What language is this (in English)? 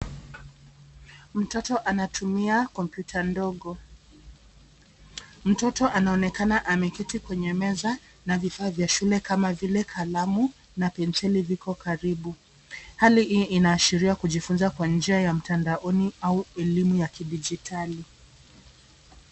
Swahili